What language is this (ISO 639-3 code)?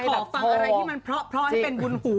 tha